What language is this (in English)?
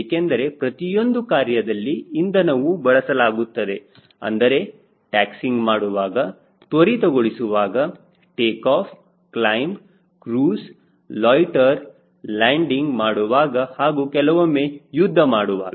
Kannada